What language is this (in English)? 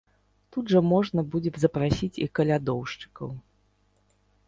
Belarusian